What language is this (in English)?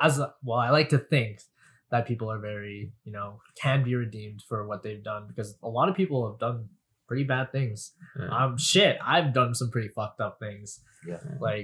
English